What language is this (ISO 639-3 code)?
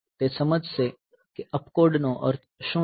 guj